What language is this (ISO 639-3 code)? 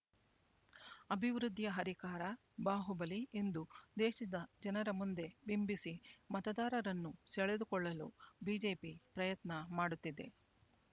kan